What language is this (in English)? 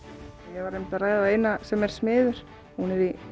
Icelandic